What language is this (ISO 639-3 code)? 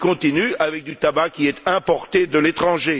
fra